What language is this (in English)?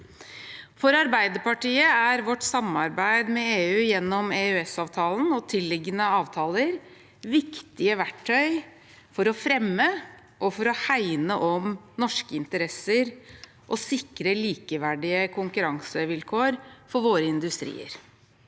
Norwegian